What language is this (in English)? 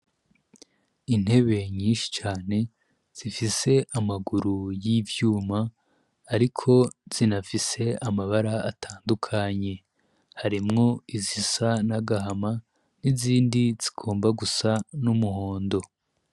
Rundi